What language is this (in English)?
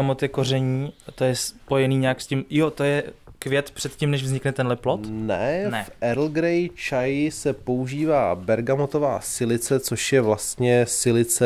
Czech